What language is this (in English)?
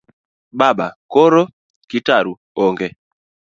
Luo (Kenya and Tanzania)